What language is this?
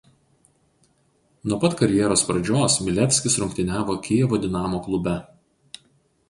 Lithuanian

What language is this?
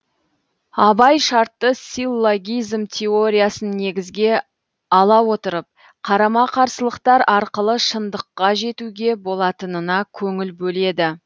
Kazakh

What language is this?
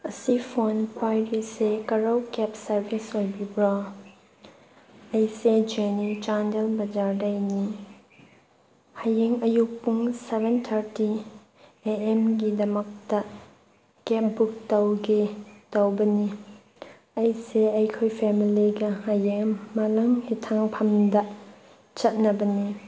Manipuri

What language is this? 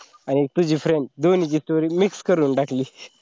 Marathi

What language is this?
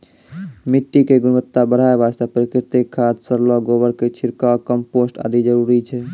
Maithili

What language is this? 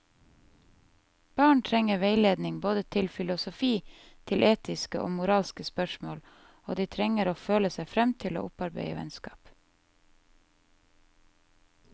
Norwegian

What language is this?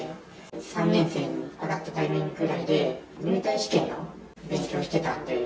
Japanese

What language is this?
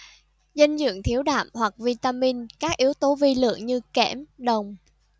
Vietnamese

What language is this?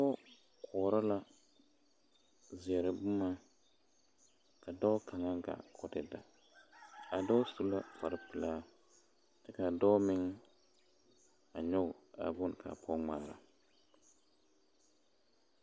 Southern Dagaare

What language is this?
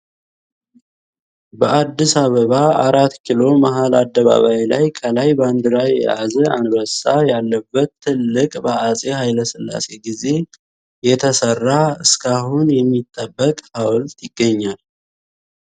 Amharic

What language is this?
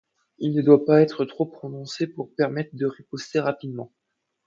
French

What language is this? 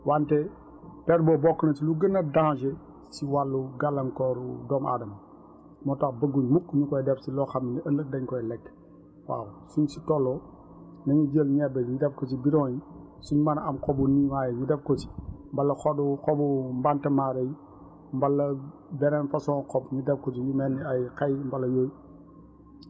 Wolof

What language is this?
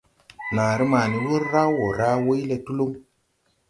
Tupuri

